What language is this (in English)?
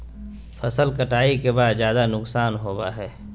Magahi